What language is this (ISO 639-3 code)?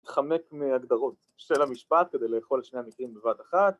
heb